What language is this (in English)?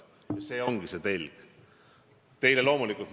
Estonian